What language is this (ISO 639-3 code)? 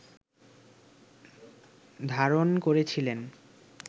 ben